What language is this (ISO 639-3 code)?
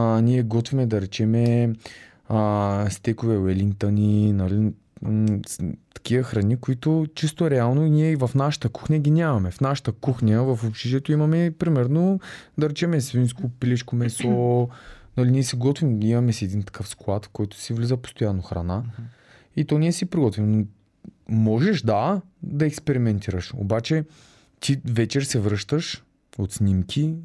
bul